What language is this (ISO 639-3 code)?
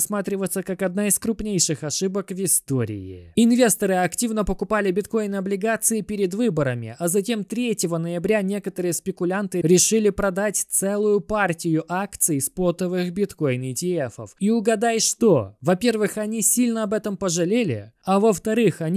rus